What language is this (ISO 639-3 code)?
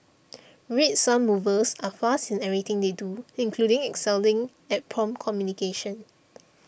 eng